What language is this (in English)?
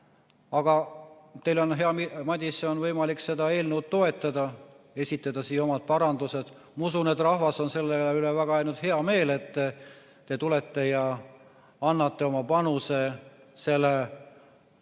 Estonian